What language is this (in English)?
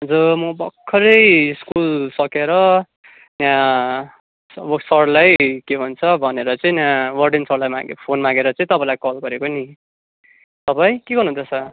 Nepali